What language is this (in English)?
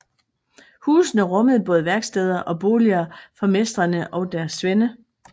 Danish